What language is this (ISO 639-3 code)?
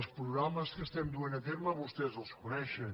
cat